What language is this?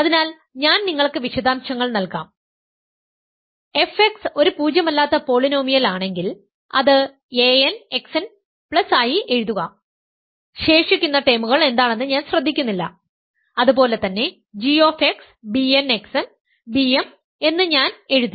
Malayalam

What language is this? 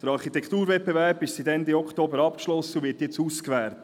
Swiss German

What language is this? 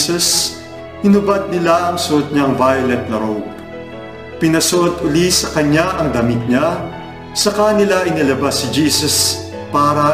Filipino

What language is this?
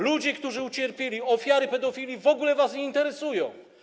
Polish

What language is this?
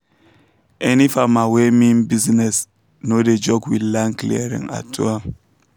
Nigerian Pidgin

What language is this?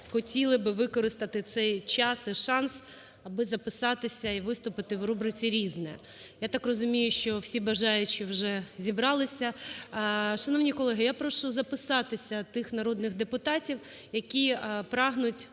Ukrainian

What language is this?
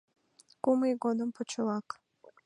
Mari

